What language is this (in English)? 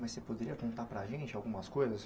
Portuguese